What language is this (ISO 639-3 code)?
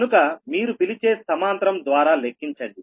tel